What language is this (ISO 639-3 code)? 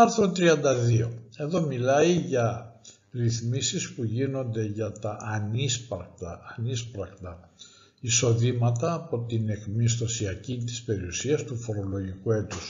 ell